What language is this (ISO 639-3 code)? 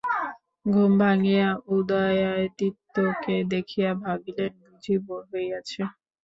ben